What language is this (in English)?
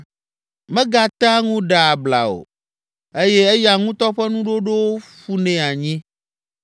Ewe